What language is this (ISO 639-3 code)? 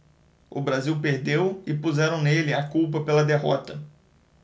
por